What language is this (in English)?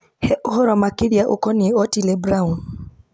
Kikuyu